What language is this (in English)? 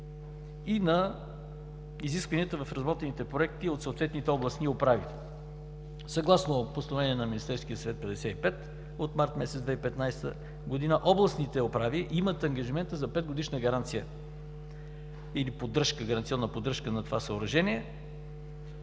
Bulgarian